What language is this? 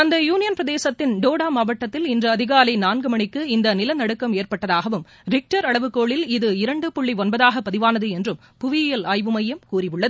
Tamil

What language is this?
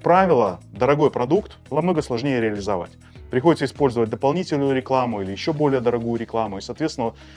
Russian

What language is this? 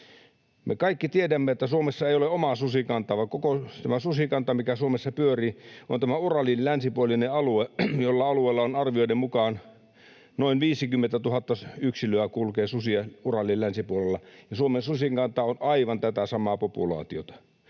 Finnish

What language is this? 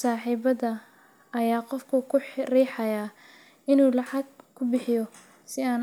Somali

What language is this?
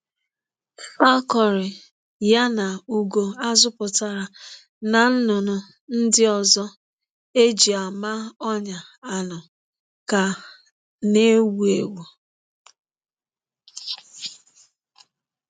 Igbo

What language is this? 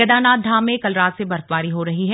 Hindi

